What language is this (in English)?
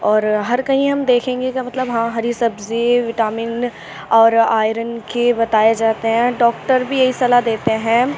Urdu